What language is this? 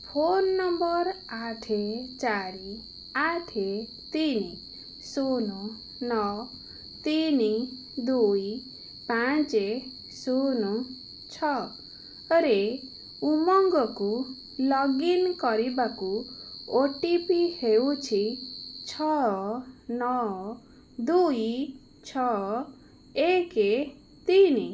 Odia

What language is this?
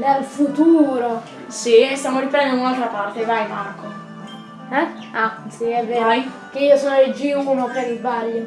Italian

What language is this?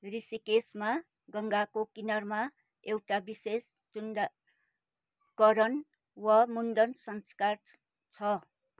Nepali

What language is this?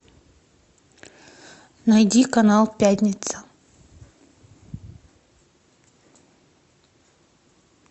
Russian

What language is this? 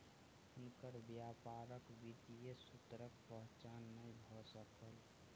Maithili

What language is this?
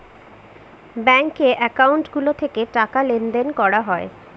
Bangla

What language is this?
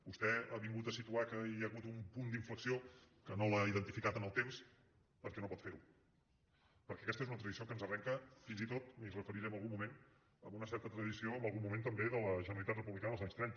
Catalan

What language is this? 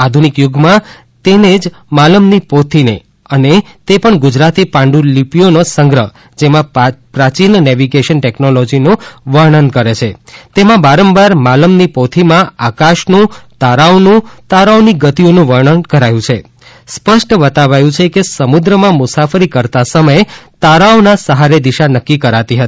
Gujarati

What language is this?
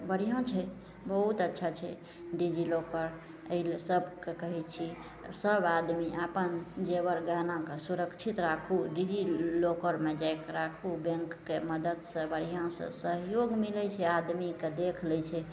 Maithili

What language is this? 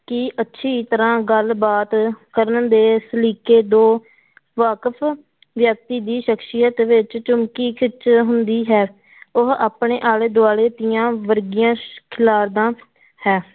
Punjabi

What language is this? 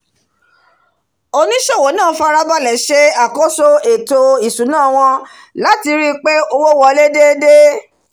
Yoruba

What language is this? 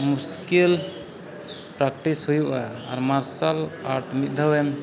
Santali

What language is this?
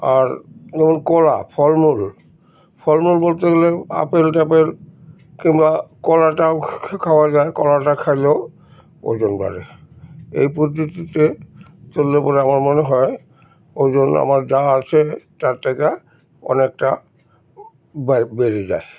Bangla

